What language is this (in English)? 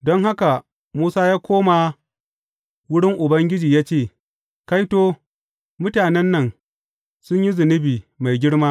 Hausa